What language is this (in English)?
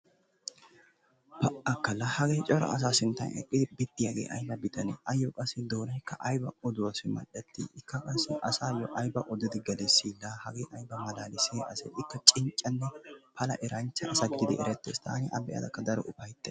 Wolaytta